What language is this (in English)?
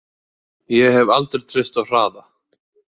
Icelandic